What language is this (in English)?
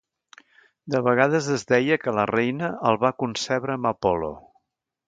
Catalan